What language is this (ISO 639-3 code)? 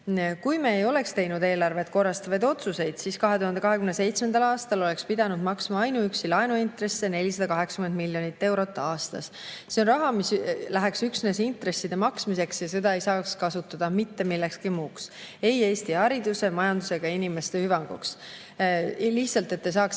est